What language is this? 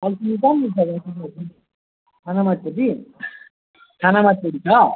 Nepali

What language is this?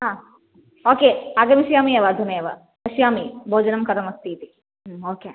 Sanskrit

